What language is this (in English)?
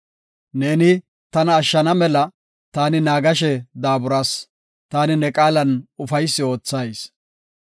Gofa